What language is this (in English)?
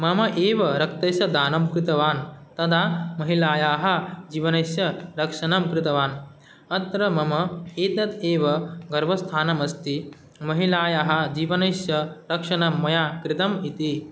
Sanskrit